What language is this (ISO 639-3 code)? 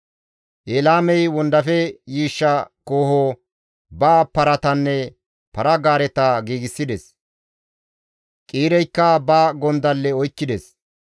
gmv